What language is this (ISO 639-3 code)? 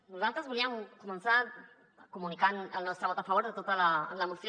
cat